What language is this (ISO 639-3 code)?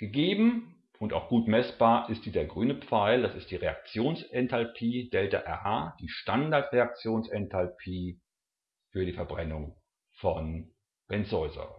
deu